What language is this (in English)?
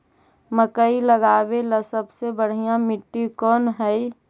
Magahi